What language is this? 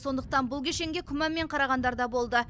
Kazakh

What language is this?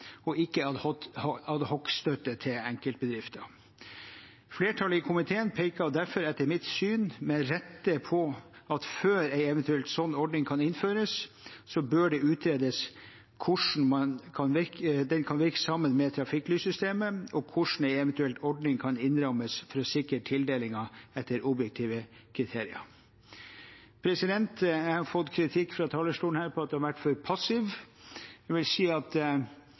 Norwegian Bokmål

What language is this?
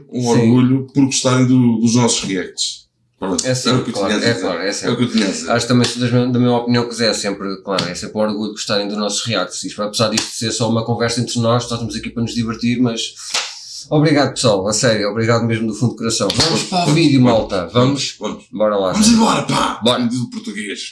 Portuguese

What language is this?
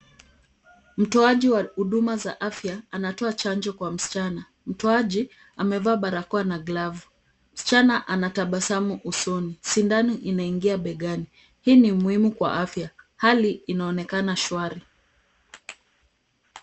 Swahili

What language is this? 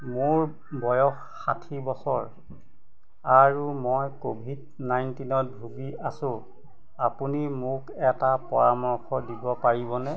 Assamese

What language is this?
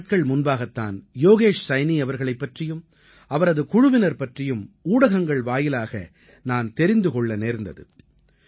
Tamil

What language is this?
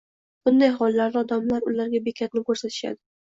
Uzbek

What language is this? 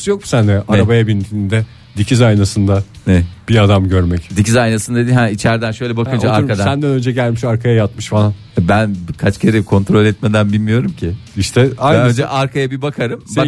Turkish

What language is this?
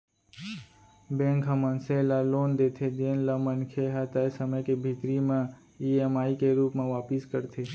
Chhattisgarhi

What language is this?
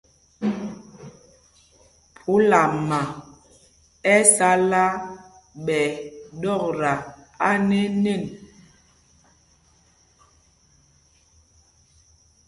Mpumpong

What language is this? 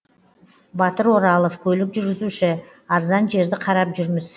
Kazakh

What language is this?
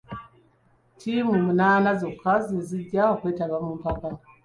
Ganda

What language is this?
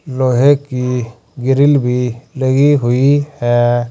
Hindi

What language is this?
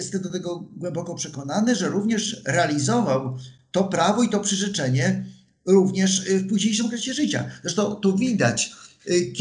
Polish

